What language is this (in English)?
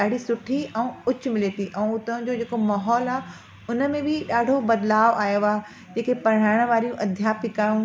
Sindhi